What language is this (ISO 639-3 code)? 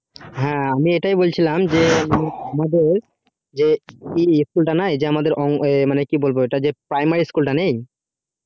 ben